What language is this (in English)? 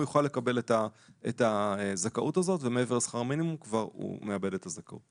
Hebrew